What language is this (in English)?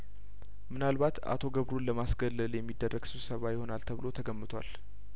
Amharic